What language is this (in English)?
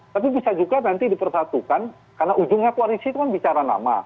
Indonesian